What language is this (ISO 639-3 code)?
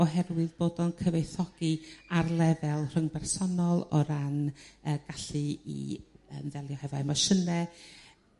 cym